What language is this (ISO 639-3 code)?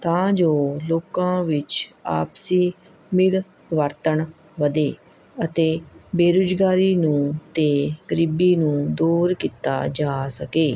pan